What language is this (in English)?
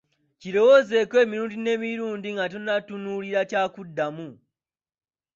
Ganda